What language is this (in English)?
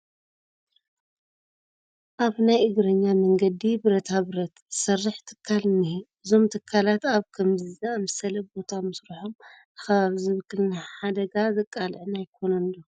Tigrinya